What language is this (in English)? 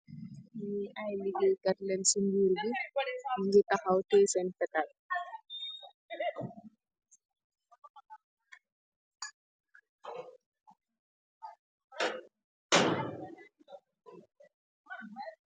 Wolof